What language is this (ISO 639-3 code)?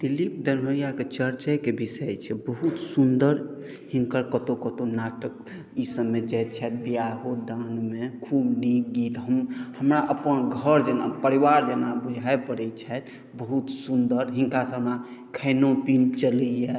mai